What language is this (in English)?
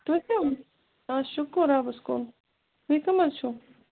Kashmiri